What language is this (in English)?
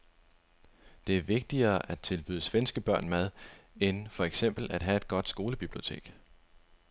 Danish